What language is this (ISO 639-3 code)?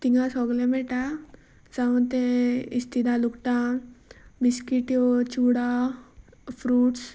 kok